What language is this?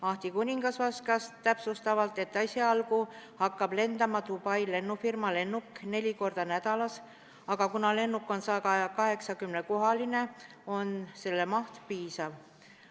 Estonian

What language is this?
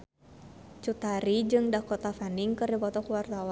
Sundanese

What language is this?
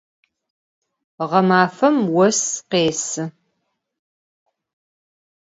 Adyghe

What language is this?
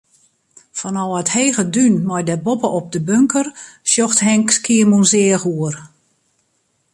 Western Frisian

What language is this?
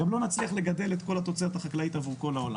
Hebrew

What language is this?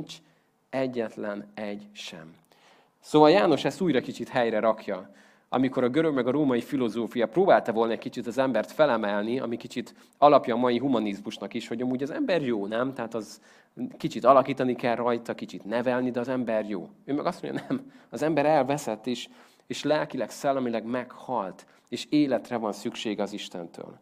Hungarian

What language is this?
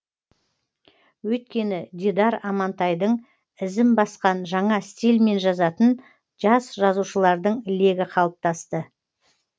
Kazakh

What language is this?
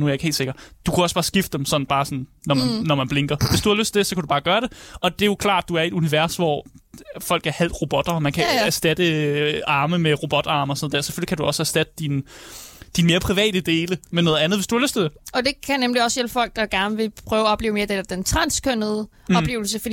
Danish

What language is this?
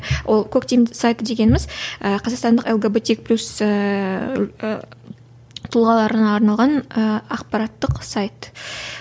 Kazakh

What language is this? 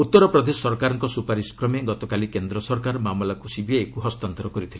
Odia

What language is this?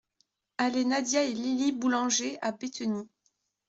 French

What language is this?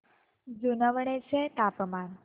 Marathi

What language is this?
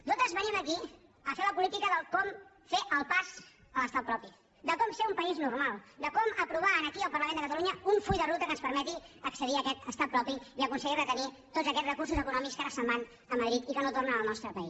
Catalan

